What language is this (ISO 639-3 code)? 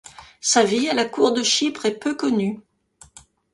fra